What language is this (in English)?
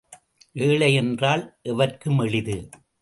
Tamil